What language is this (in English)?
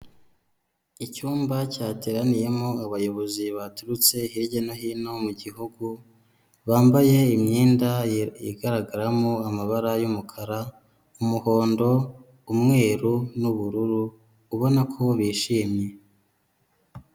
Kinyarwanda